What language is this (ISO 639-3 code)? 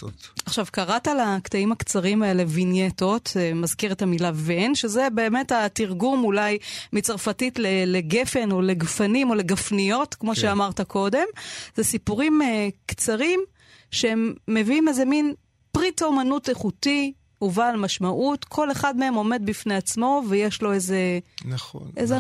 heb